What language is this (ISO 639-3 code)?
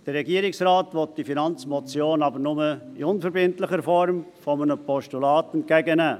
gsw